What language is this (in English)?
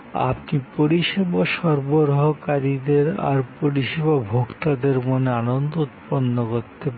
Bangla